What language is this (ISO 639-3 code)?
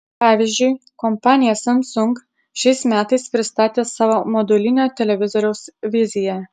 lit